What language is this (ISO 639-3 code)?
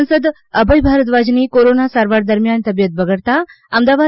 guj